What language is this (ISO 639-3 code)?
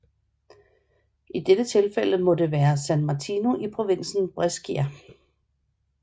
dan